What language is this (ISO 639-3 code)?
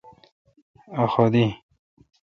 xka